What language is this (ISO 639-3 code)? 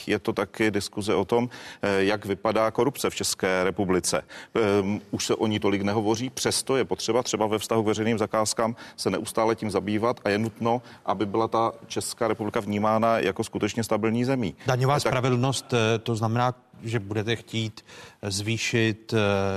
ces